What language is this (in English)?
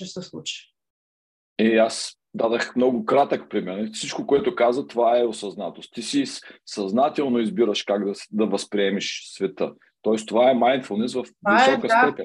Bulgarian